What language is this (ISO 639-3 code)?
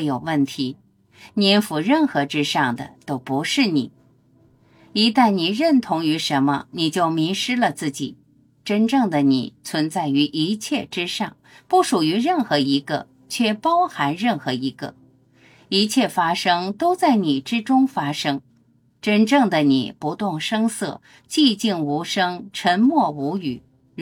zho